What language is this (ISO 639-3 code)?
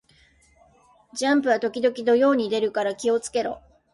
jpn